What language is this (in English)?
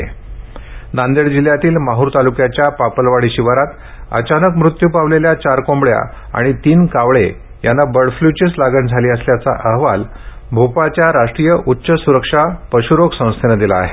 Marathi